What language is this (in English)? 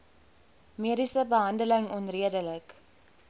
Afrikaans